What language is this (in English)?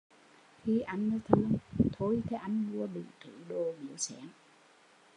Vietnamese